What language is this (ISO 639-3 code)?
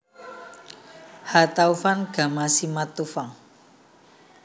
jav